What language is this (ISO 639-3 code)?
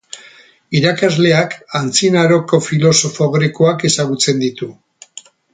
eus